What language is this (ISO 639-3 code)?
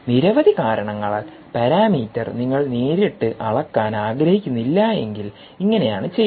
mal